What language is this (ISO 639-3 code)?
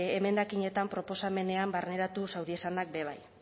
eus